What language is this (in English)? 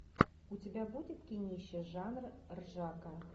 Russian